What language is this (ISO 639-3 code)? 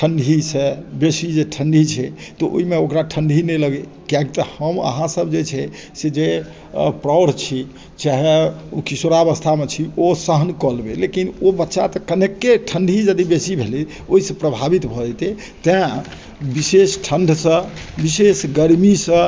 mai